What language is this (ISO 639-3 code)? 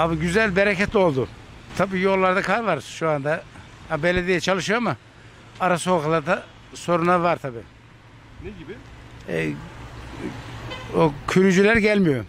tur